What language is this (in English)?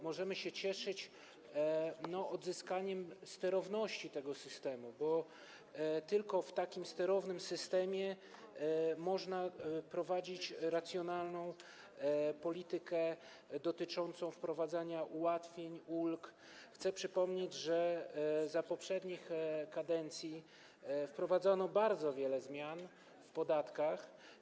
Polish